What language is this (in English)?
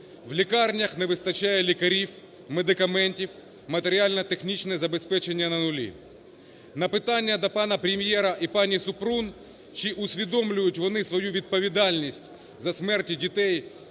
Ukrainian